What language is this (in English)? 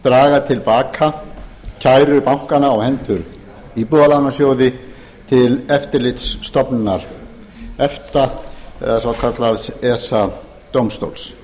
Icelandic